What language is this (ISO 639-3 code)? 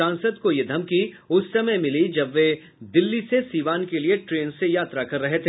hin